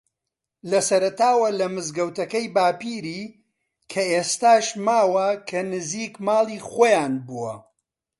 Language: Central Kurdish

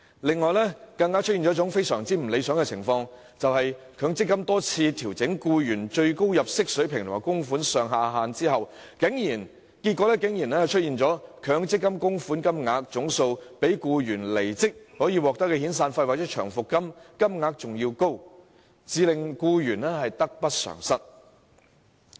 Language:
Cantonese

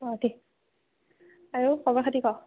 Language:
Assamese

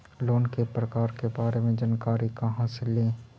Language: Magahi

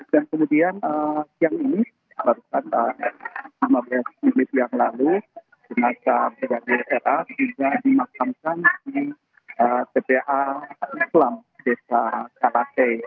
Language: Indonesian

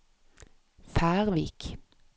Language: Norwegian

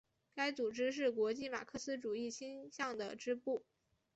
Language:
Chinese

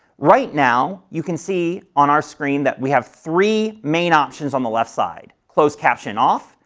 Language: English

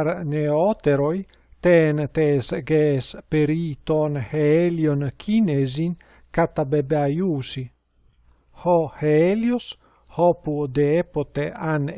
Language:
Greek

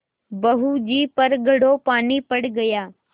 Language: Hindi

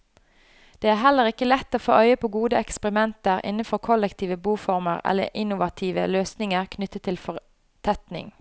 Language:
Norwegian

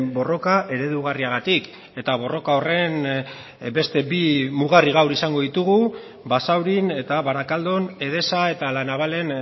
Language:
Basque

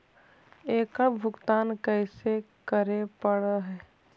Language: Magahi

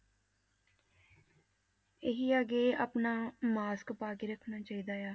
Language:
Punjabi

